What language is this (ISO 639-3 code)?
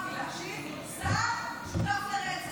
heb